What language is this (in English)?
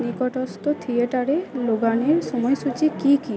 Bangla